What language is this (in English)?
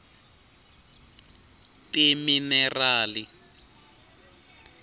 Tsonga